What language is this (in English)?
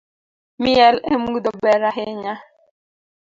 Luo (Kenya and Tanzania)